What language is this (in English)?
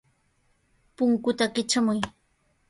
Sihuas Ancash Quechua